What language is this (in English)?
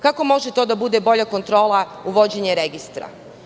Serbian